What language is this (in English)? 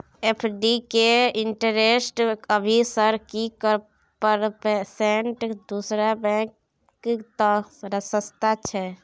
Maithili